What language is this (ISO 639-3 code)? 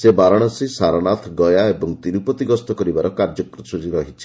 ori